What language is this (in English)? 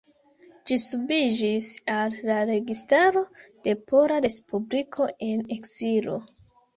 Esperanto